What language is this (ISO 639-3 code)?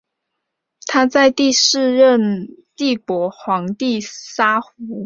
zho